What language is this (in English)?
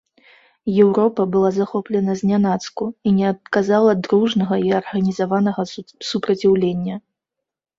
Belarusian